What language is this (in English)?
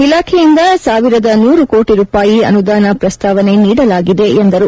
Kannada